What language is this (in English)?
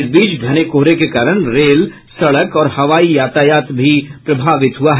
Hindi